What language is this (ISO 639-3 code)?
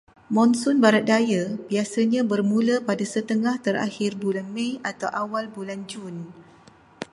msa